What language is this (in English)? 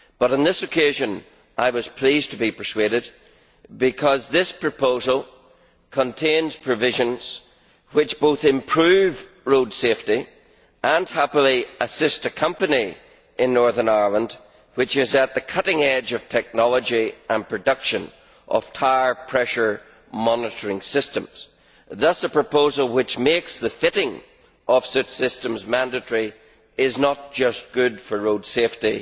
English